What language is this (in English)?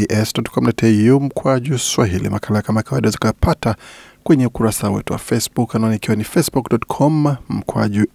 Swahili